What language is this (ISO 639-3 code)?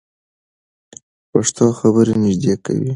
pus